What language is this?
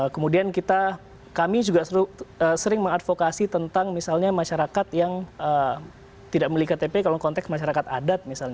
Indonesian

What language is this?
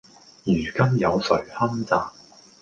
Cantonese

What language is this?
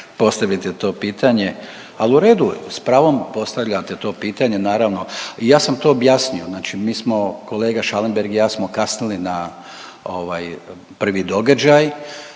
Croatian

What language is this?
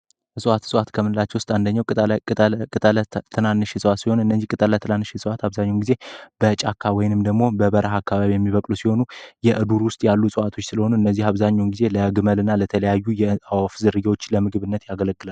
Amharic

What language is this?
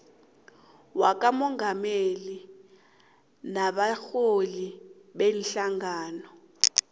South Ndebele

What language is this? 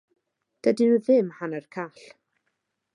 Welsh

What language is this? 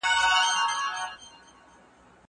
Pashto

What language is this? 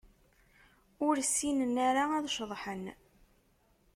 Kabyle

